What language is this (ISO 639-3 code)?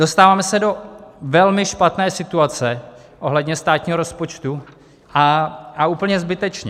ces